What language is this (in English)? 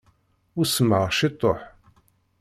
Kabyle